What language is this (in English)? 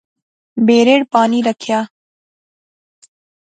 Pahari-Potwari